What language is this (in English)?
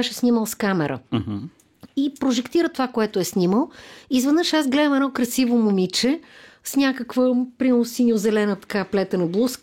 Bulgarian